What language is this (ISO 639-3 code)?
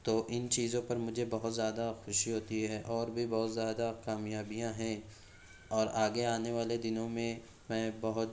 urd